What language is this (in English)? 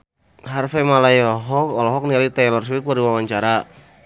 Sundanese